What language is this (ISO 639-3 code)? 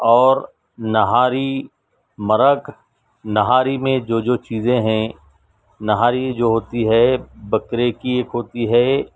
urd